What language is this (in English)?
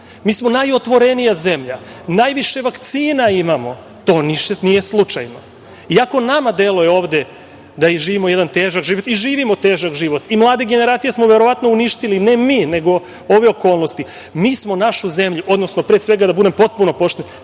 Serbian